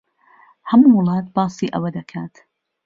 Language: Central Kurdish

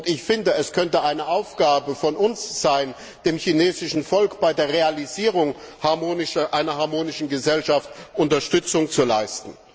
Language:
German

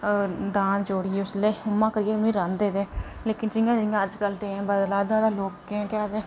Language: Dogri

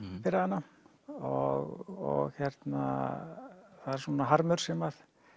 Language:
Icelandic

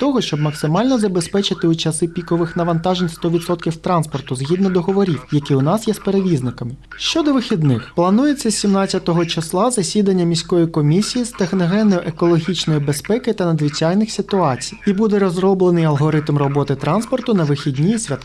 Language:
Ukrainian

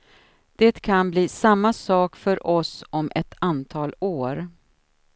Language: Swedish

